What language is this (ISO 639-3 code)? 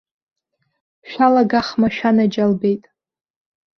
abk